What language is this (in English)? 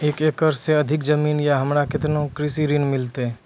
Maithili